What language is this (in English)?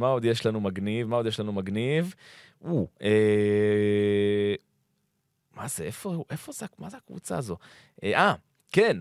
Hebrew